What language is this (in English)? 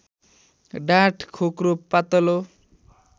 Nepali